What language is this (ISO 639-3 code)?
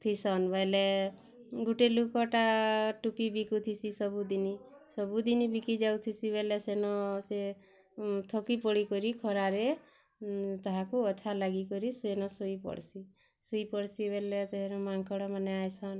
ori